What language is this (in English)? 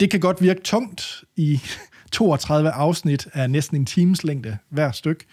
Danish